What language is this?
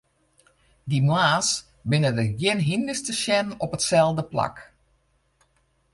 Western Frisian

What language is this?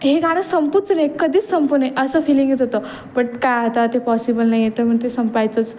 Marathi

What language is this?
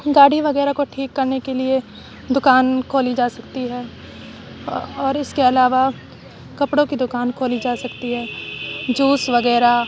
Urdu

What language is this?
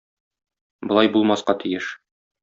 Tatar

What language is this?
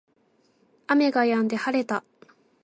Japanese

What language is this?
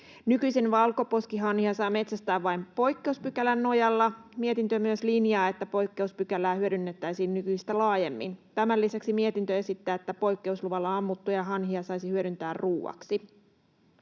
Finnish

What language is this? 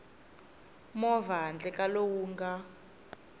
Tsonga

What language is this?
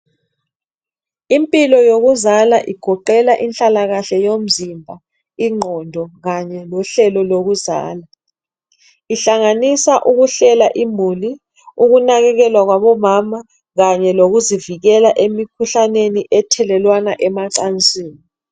North Ndebele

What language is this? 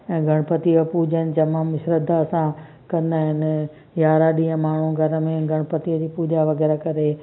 Sindhi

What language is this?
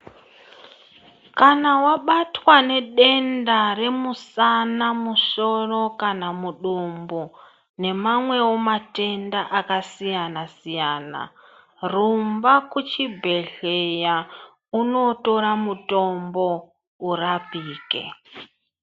Ndau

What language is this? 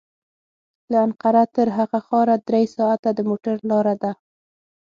Pashto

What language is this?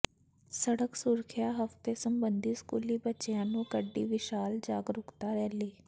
Punjabi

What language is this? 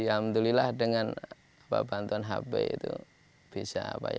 Indonesian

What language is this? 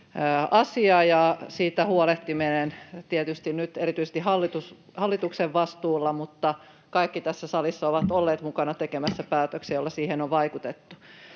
Finnish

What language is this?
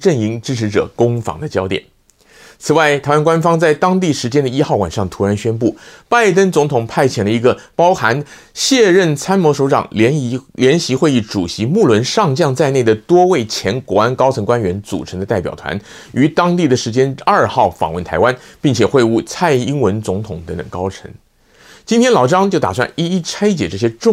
Chinese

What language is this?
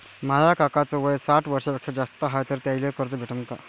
Marathi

